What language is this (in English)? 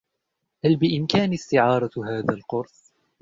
Arabic